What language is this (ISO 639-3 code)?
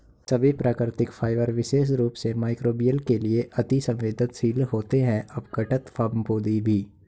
hin